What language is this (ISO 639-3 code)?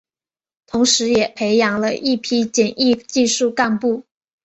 zho